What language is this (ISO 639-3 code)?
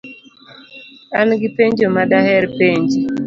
luo